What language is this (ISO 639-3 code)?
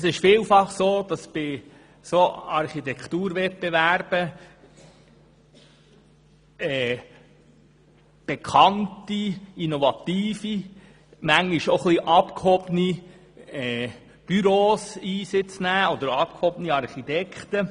gsw